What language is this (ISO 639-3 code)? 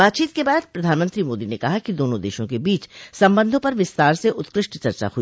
hin